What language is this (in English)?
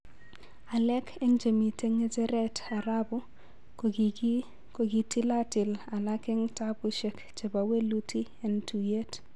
Kalenjin